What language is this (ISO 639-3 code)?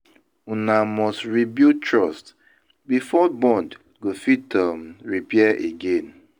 pcm